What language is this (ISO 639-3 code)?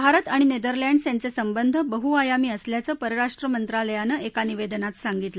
mar